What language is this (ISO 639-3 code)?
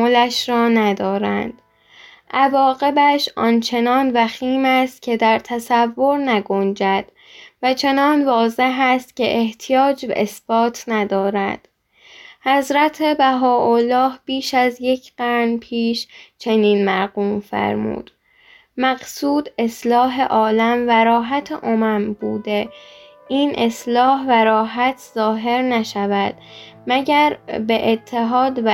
fas